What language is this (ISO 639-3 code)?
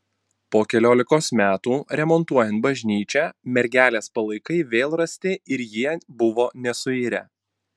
lit